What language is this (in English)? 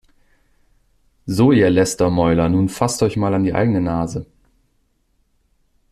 German